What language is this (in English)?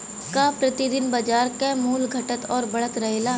Bhojpuri